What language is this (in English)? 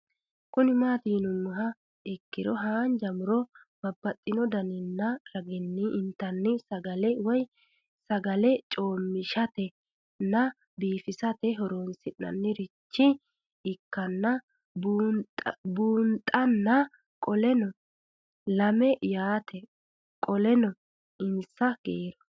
Sidamo